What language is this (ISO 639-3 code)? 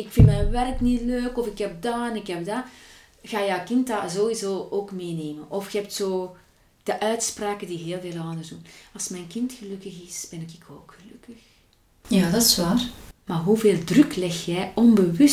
nld